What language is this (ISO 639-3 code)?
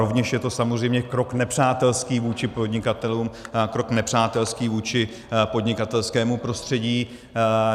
ces